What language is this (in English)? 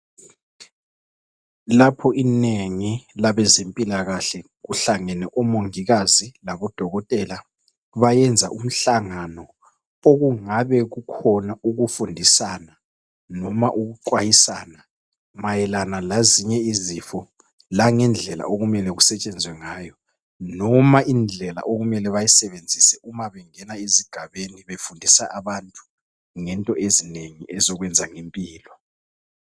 North Ndebele